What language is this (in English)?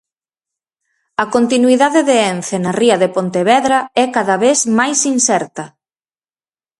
Galician